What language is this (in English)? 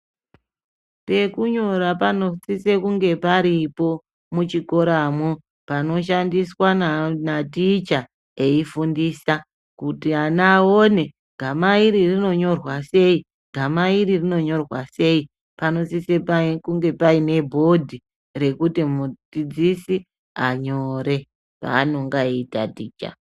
Ndau